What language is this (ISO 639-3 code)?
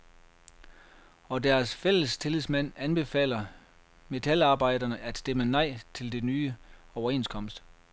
dan